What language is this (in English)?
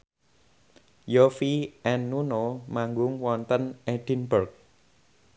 Javanese